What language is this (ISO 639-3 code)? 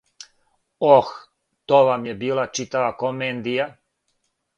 srp